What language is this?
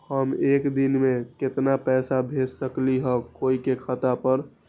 Magahi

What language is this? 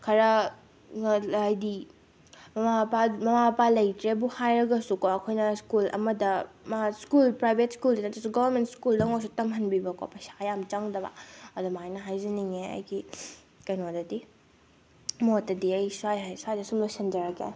Manipuri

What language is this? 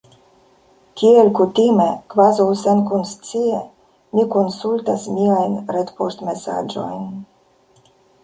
Esperanto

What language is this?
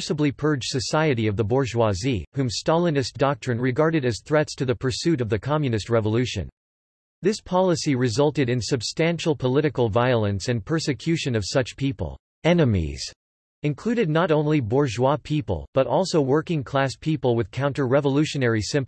English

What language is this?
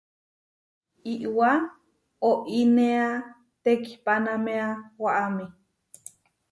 Huarijio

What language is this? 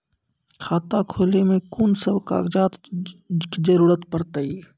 Maithili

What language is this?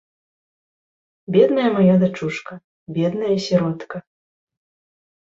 Belarusian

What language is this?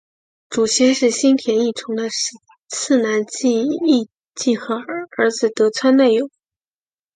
Chinese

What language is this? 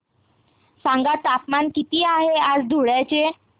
Marathi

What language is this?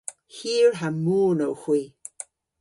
Cornish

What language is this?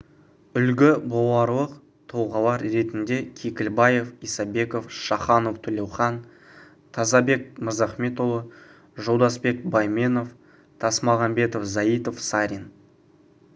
Kazakh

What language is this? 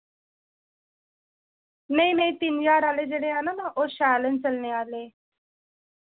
Dogri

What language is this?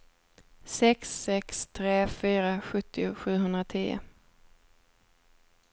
Swedish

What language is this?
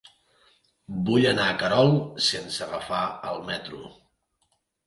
Catalan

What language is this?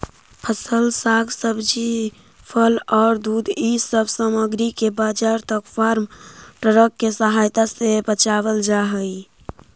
Magahi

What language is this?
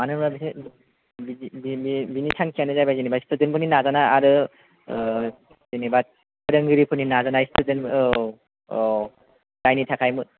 Bodo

